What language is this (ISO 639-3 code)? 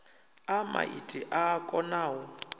ven